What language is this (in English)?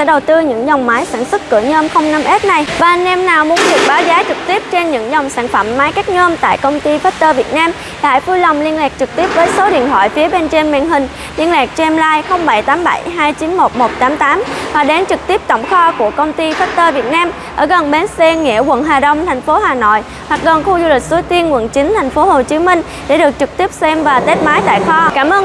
Vietnamese